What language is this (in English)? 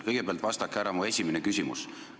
Estonian